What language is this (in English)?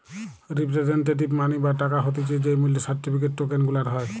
Bangla